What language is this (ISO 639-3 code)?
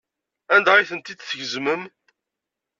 kab